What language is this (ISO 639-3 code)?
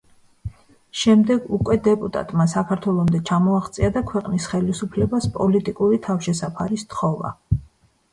kat